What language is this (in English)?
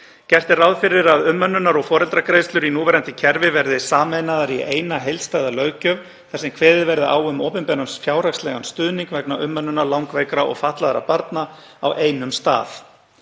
Icelandic